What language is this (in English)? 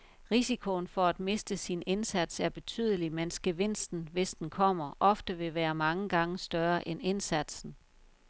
Danish